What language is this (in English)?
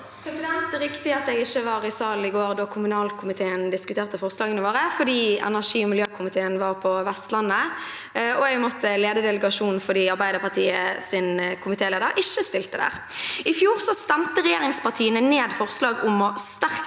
Norwegian